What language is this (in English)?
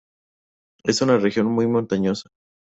Spanish